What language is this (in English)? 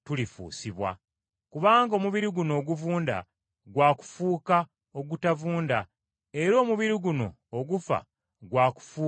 Ganda